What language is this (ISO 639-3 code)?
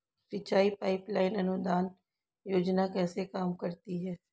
hin